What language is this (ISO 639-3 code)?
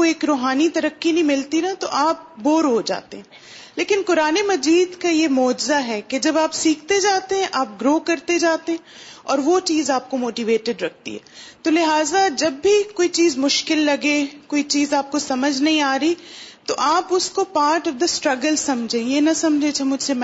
urd